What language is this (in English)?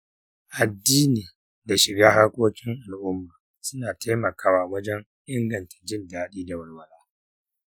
Hausa